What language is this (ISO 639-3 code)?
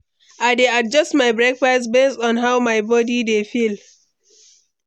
pcm